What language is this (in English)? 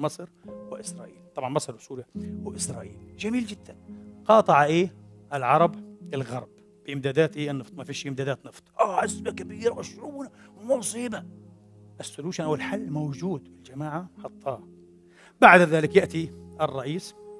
Arabic